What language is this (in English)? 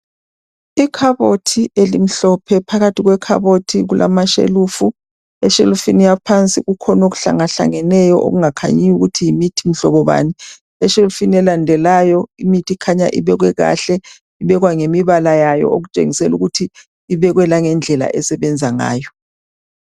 North Ndebele